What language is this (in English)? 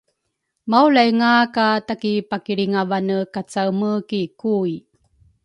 Rukai